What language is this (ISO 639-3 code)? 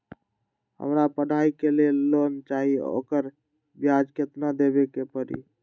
mag